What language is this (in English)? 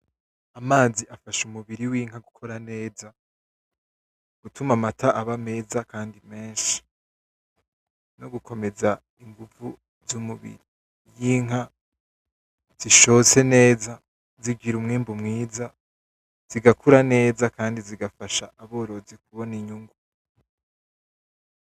Rundi